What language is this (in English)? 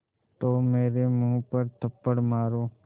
Hindi